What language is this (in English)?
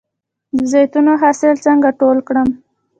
Pashto